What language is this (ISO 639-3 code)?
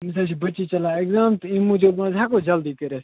kas